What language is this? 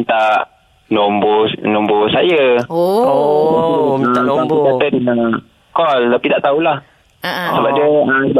Malay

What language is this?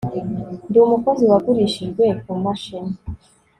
Kinyarwanda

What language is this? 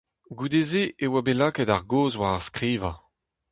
Breton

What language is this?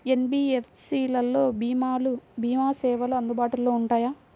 Telugu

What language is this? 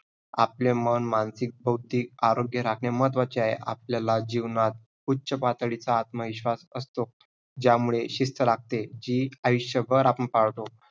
Marathi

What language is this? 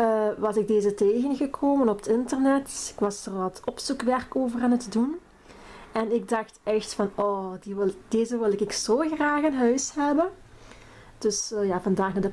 Dutch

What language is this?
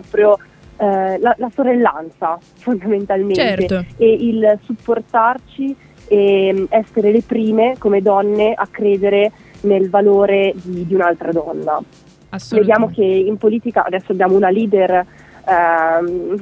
Italian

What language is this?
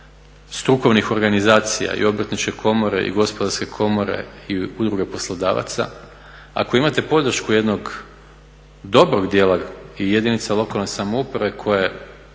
Croatian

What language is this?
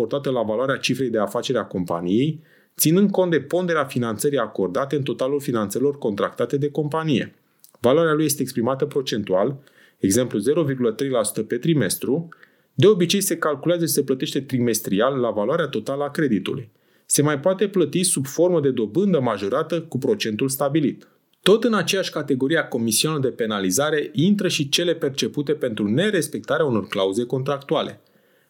Romanian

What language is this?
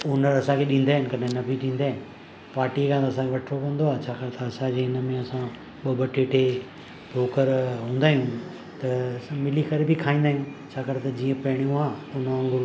Sindhi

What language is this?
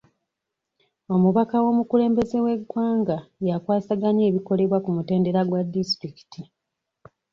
Ganda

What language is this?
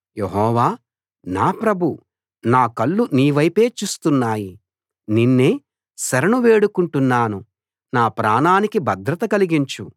Telugu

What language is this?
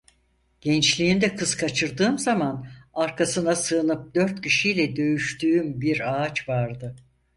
Turkish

